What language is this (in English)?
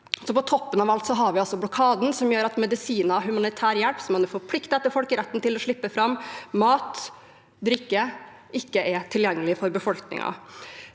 Norwegian